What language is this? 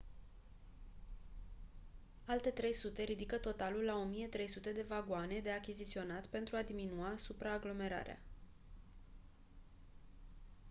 Romanian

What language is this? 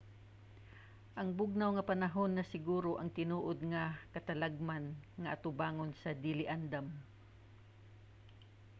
Cebuano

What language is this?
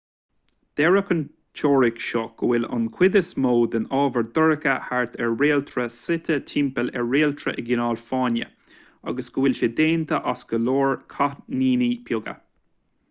Irish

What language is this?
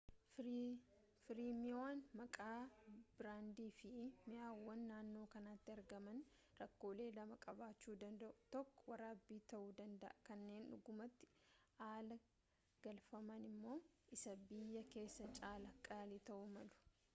Oromo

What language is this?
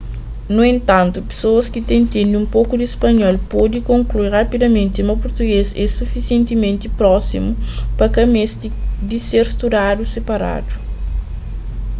Kabuverdianu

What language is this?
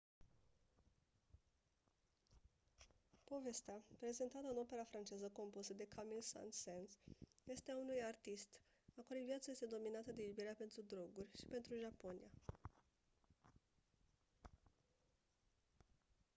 Romanian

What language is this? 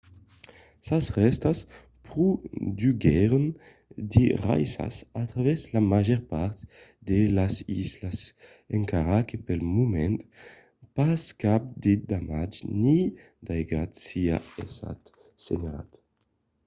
Occitan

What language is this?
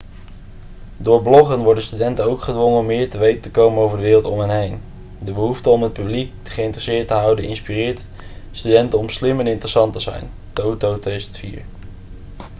Dutch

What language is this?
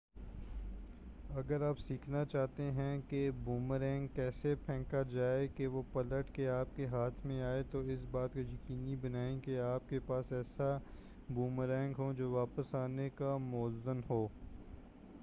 Urdu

